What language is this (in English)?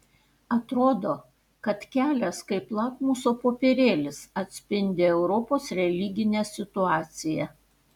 Lithuanian